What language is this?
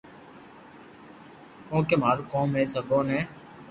Loarki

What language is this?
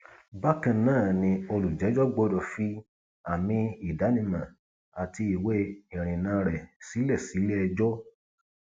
Yoruba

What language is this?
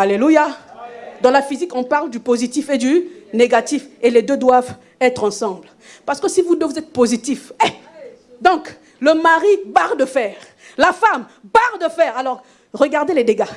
French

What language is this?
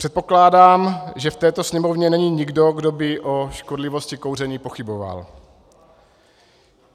Czech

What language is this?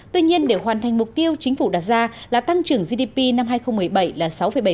Vietnamese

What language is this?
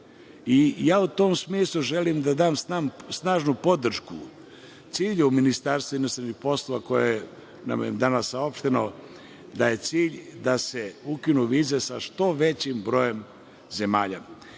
Serbian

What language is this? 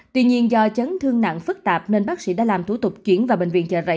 Vietnamese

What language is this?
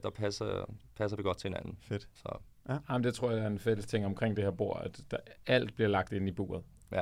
Danish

